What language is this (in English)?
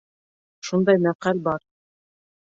Bashkir